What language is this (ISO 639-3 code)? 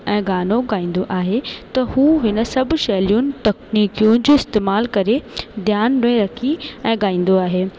snd